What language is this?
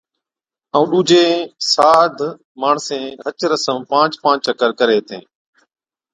Od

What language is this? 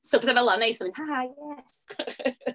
Welsh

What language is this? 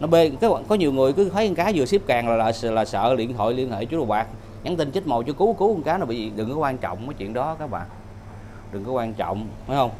Vietnamese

